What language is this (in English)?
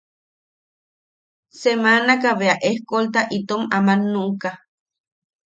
Yaqui